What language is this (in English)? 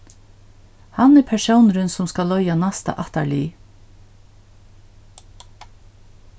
Faroese